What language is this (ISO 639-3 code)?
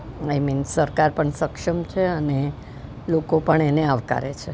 guj